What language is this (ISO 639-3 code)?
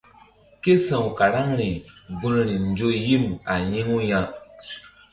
mdd